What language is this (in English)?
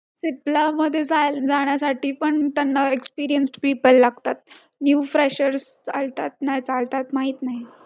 Marathi